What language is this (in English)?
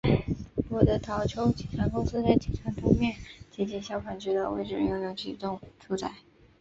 Chinese